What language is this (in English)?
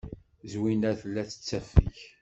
Kabyle